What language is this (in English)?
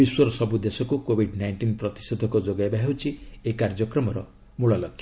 Odia